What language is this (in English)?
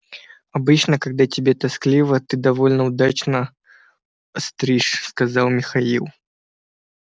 Russian